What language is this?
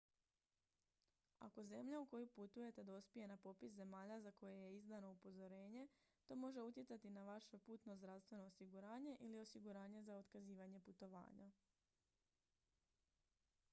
Croatian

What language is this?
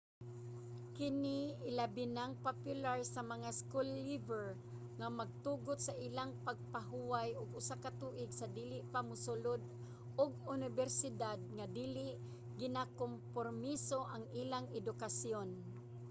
Cebuano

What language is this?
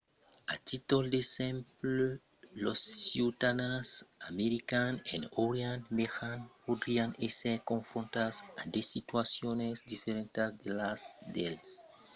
Occitan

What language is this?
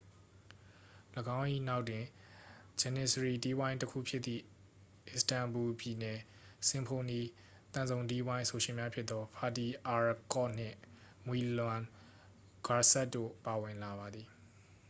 Burmese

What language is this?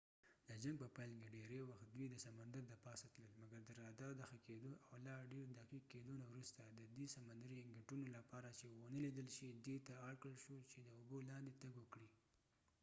Pashto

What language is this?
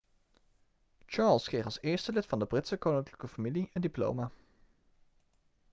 Dutch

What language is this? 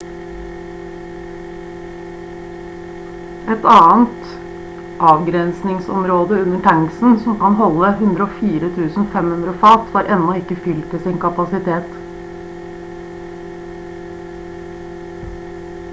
Norwegian Bokmål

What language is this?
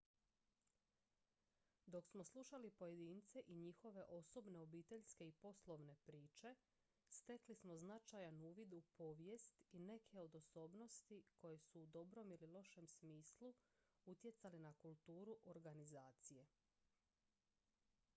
Croatian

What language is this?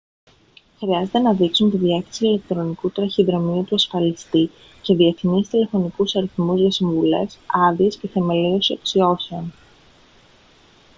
Greek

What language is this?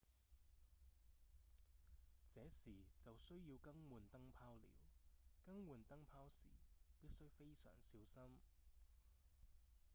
Cantonese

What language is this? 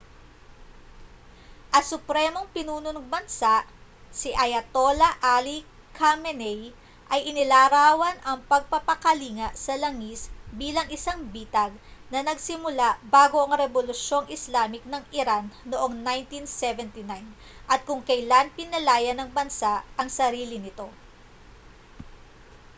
Filipino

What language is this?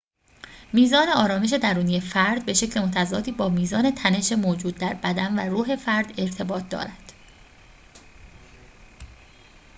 Persian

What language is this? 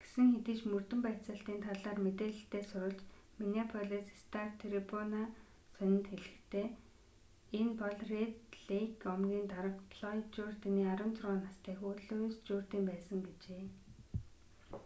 Mongolian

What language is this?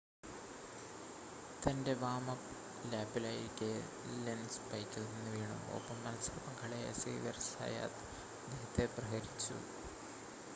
Malayalam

